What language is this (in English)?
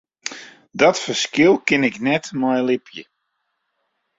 Western Frisian